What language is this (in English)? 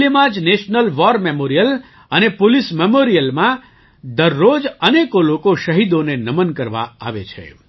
Gujarati